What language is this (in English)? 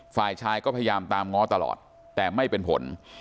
Thai